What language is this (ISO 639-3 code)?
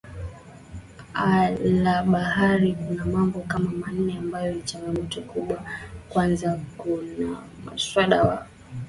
swa